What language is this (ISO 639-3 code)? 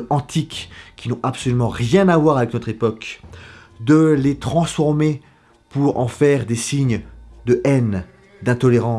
fra